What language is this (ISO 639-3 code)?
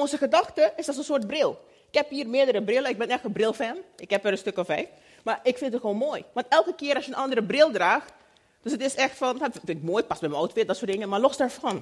nld